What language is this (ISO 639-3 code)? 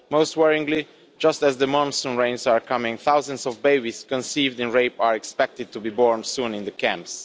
eng